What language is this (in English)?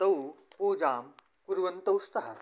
Sanskrit